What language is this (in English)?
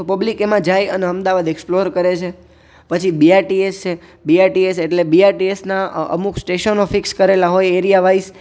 Gujarati